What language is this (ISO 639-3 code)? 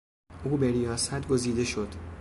fas